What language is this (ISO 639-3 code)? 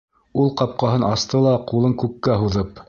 bak